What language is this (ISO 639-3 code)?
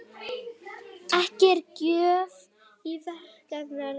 isl